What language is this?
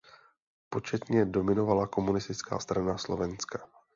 Czech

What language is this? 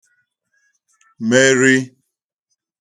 Igbo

